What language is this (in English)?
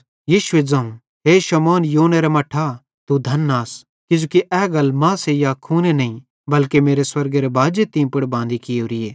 Bhadrawahi